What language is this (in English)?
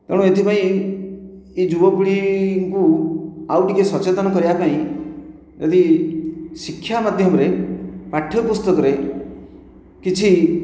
Odia